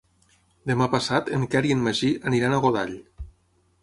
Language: Catalan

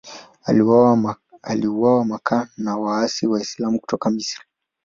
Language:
Swahili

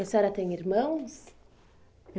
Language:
Portuguese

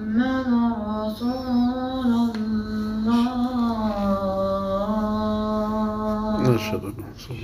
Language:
Arabic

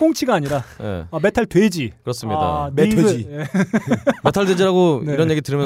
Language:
Korean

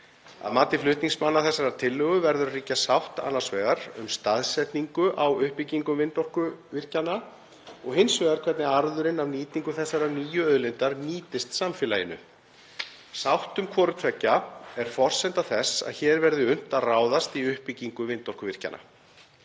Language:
Icelandic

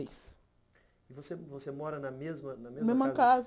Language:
Portuguese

